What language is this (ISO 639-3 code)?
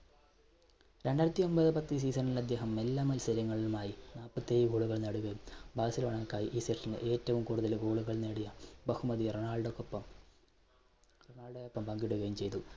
mal